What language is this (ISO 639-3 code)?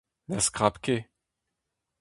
bre